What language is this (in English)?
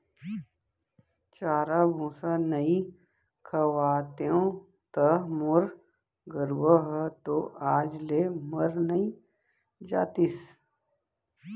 Chhattisgarhi